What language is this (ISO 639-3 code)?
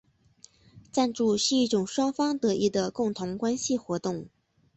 zho